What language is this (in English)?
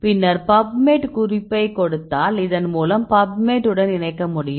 Tamil